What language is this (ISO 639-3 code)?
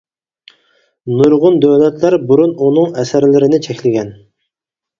uig